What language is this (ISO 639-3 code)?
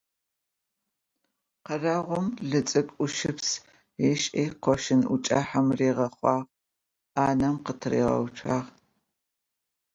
ady